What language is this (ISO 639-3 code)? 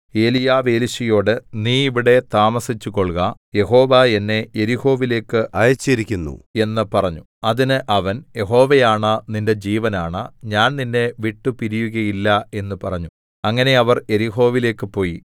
mal